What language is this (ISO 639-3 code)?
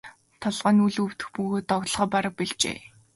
mon